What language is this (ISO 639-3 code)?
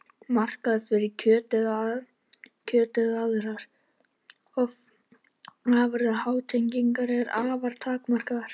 isl